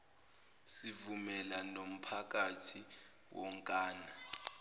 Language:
Zulu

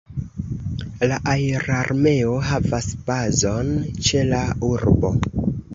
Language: Esperanto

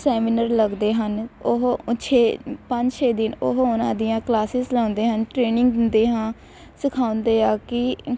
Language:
Punjabi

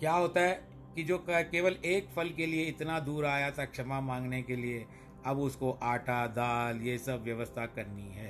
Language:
Hindi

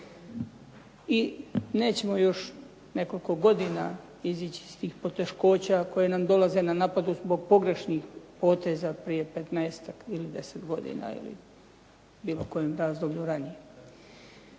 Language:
Croatian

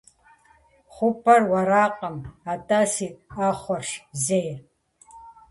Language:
Kabardian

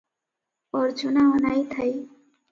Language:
Odia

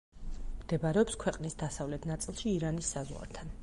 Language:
Georgian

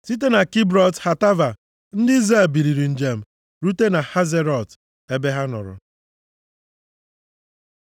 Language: Igbo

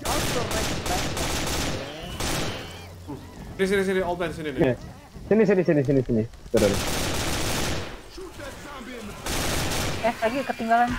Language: Indonesian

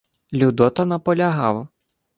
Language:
Ukrainian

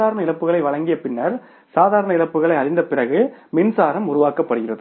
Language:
Tamil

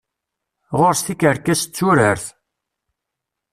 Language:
Kabyle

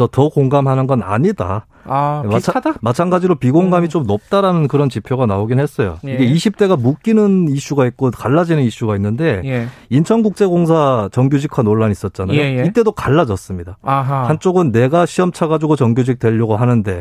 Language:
Korean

